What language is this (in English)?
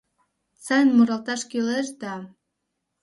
Mari